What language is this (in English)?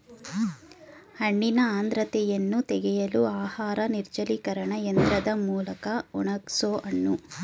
Kannada